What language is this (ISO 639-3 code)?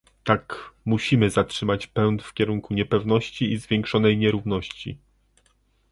pol